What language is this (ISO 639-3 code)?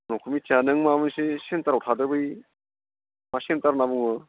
brx